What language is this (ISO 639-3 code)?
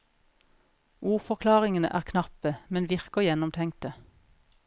nor